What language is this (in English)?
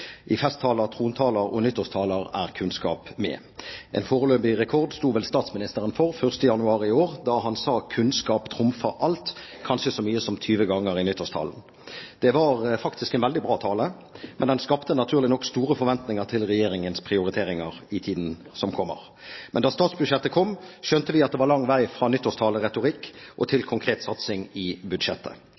Norwegian Bokmål